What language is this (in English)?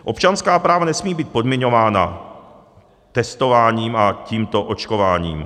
Czech